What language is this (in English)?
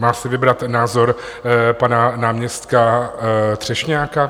Czech